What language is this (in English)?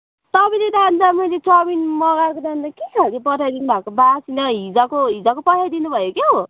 Nepali